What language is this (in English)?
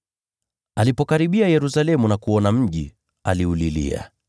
Swahili